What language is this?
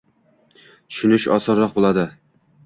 Uzbek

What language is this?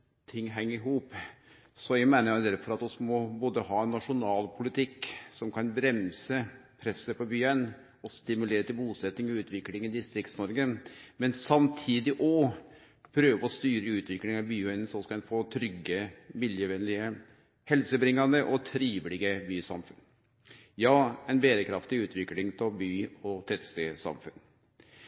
Norwegian Nynorsk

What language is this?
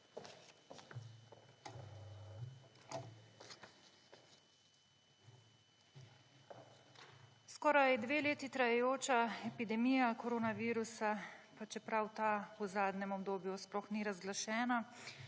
Slovenian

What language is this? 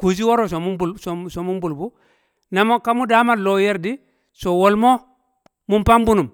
Kamo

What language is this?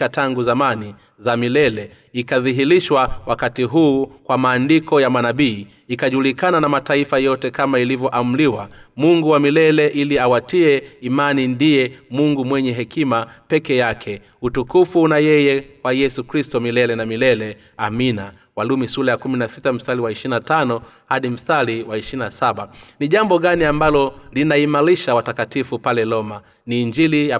Swahili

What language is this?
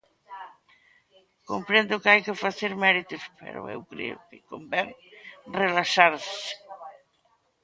Galician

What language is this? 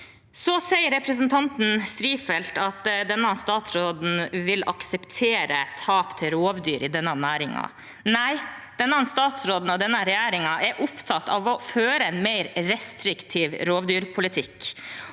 Norwegian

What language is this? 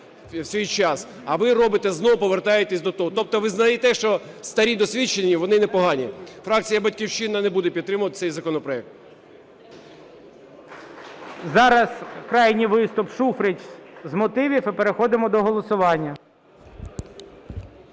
Ukrainian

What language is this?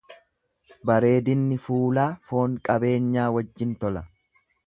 Oromo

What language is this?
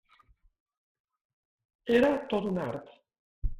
Catalan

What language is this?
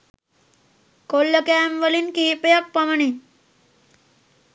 Sinhala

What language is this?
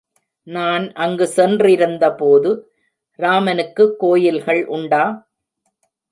Tamil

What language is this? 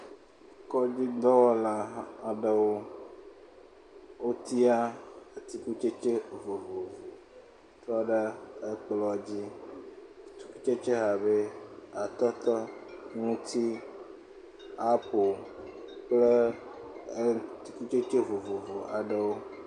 Ewe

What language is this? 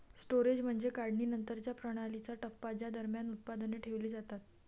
Marathi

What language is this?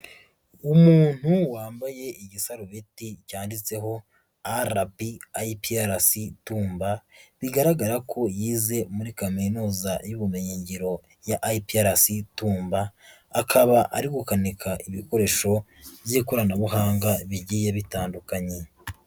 Kinyarwanda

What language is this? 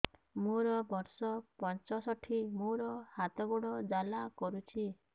Odia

